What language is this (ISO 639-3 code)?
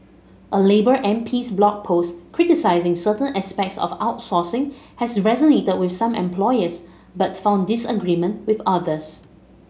eng